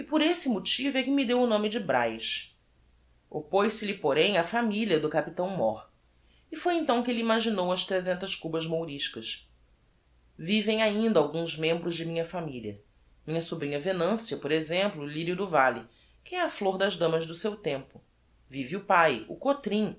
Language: Portuguese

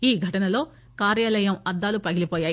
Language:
Telugu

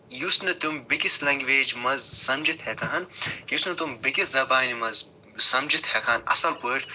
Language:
Kashmiri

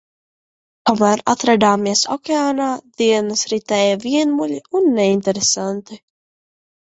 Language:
Latvian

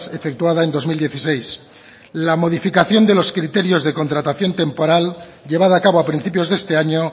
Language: Spanish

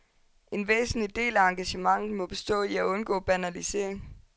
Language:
Danish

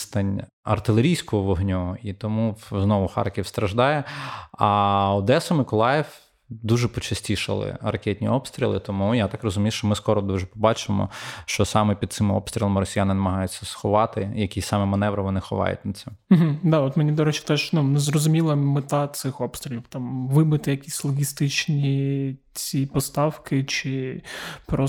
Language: Ukrainian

